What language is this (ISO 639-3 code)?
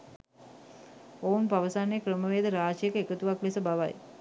sin